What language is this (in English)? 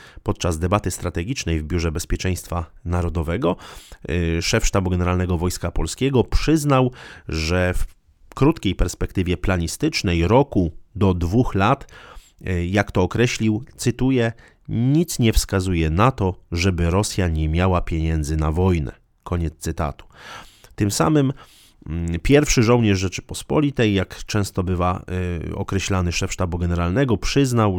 Polish